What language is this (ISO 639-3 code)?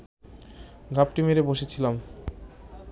ben